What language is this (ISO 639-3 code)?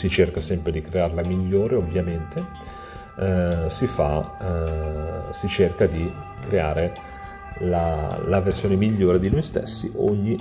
ita